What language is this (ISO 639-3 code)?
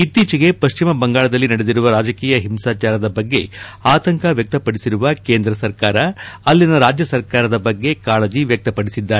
kan